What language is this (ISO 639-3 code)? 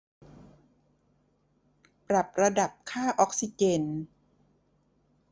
tha